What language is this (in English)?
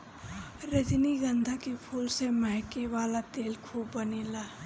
Bhojpuri